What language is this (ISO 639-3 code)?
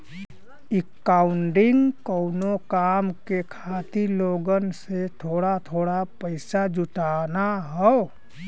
bho